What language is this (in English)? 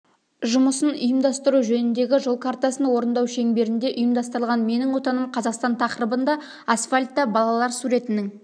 Kazakh